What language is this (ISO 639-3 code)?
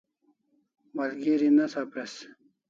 kls